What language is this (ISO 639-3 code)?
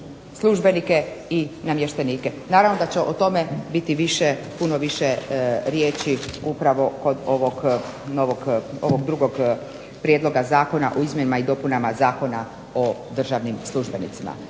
hrv